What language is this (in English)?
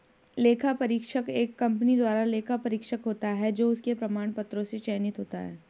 Hindi